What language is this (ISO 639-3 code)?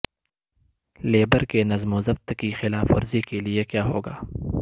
urd